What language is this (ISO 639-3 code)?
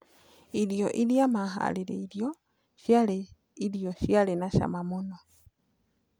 kik